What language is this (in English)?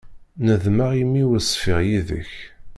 Kabyle